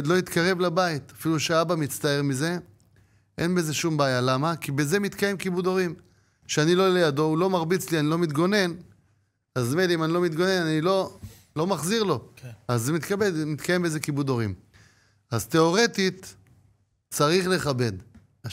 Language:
Hebrew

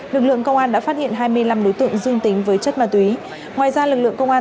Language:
Vietnamese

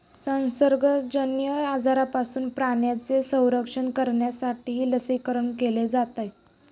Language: Marathi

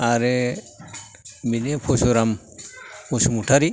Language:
Bodo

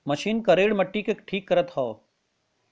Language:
Bhojpuri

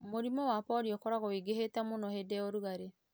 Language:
Kikuyu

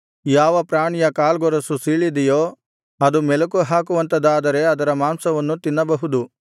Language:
Kannada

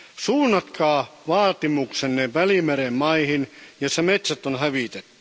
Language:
Finnish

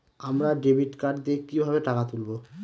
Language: Bangla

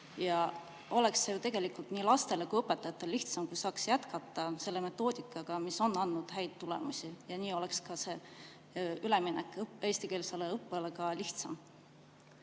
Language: Estonian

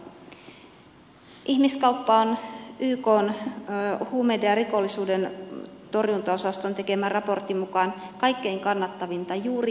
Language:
Finnish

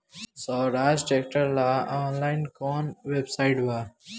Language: Bhojpuri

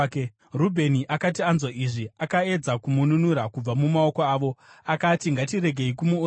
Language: Shona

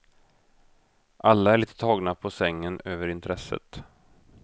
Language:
Swedish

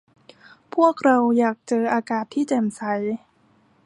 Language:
Thai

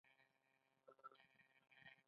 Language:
Pashto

